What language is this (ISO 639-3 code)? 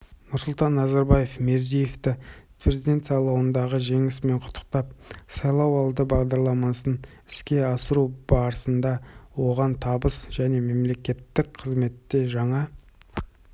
kaz